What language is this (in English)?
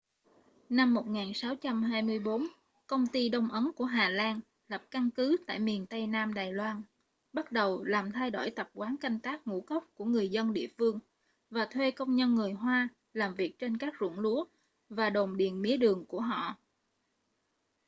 Vietnamese